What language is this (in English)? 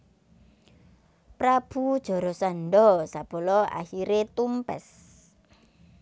Javanese